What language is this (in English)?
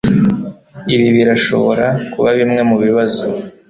Kinyarwanda